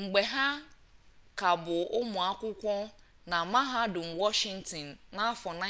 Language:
Igbo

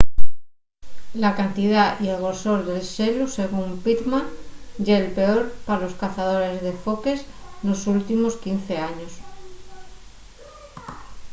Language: Asturian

